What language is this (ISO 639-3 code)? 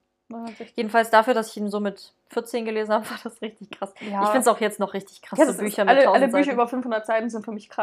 deu